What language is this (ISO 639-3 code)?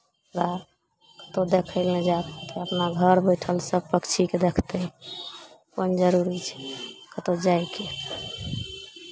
mai